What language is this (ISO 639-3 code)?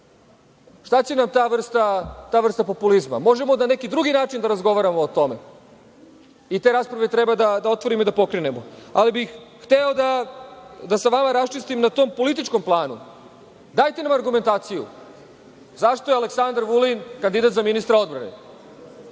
srp